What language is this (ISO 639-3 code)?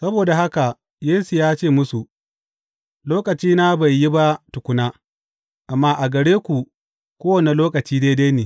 hau